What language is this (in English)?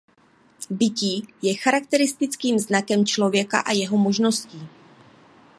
Czech